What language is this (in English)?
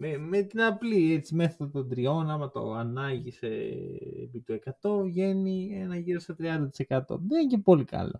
Greek